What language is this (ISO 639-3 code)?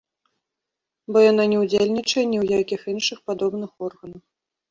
bel